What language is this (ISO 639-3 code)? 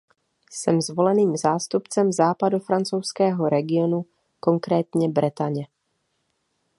ces